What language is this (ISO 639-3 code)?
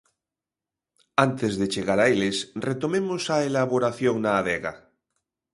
glg